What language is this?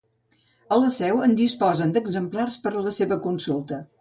Catalan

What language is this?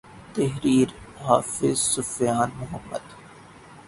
Urdu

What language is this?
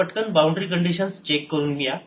Marathi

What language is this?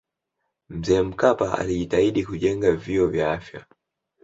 Swahili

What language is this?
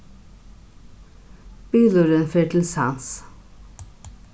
Faroese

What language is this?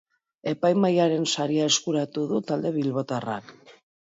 Basque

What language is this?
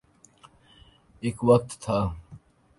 Urdu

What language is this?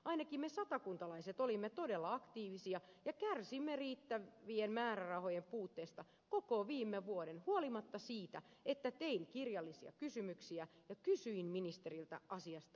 Finnish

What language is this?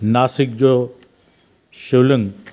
Sindhi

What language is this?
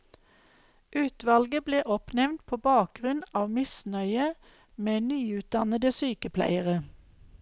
Norwegian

